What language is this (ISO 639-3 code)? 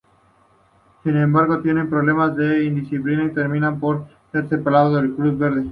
spa